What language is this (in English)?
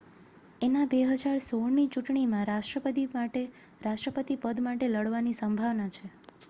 Gujarati